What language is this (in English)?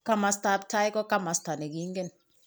Kalenjin